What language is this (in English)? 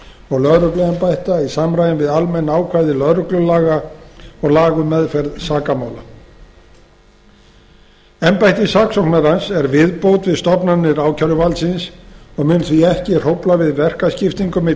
Icelandic